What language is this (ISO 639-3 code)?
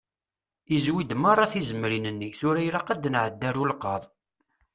kab